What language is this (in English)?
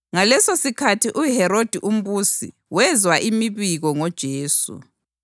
North Ndebele